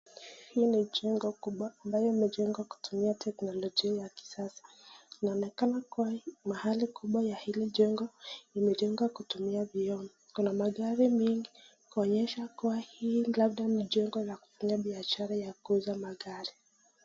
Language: Swahili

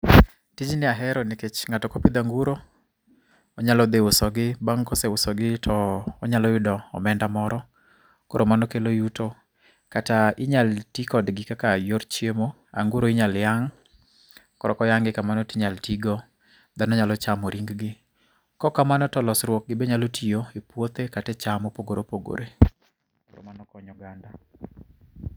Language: Luo (Kenya and Tanzania)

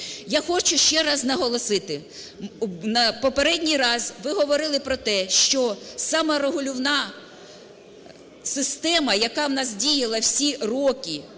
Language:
Ukrainian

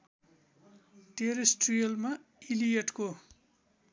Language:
Nepali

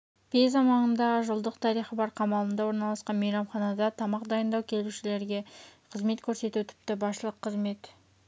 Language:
Kazakh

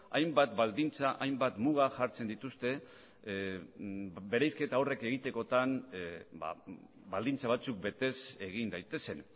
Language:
Basque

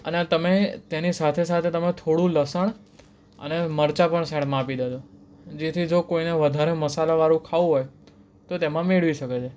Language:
Gujarati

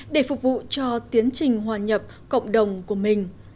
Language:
Vietnamese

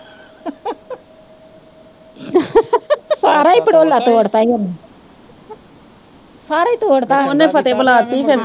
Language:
Punjabi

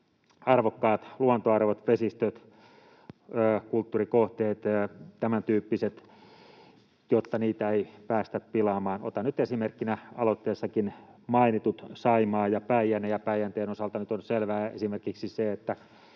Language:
Finnish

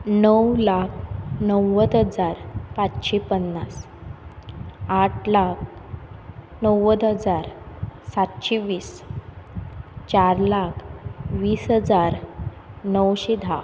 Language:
Konkani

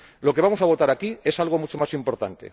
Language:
Spanish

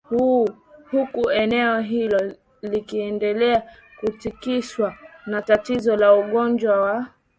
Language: Swahili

